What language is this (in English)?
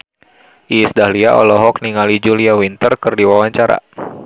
Sundanese